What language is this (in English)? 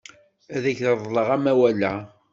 Kabyle